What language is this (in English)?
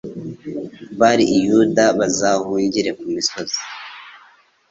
Kinyarwanda